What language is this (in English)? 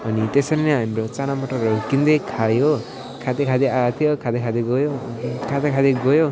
Nepali